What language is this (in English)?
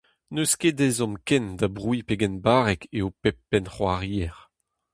Breton